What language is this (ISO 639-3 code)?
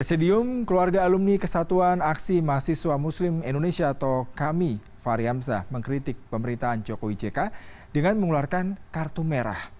ind